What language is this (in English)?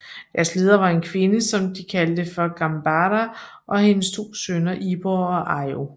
Danish